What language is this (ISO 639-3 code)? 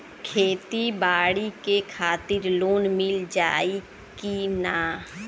bho